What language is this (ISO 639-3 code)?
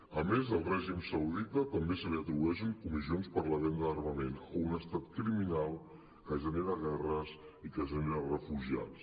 cat